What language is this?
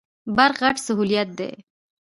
Pashto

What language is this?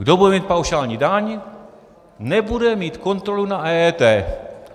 Czech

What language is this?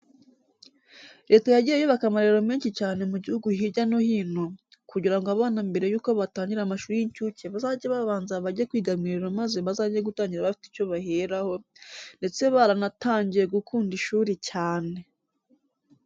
Kinyarwanda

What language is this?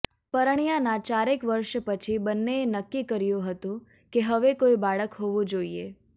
Gujarati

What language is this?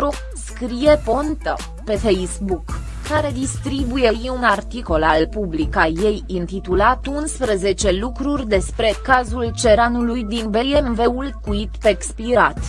Romanian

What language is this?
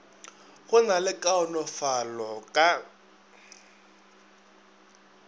Northern Sotho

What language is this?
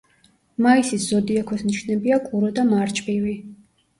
Georgian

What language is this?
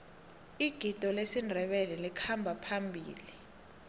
South Ndebele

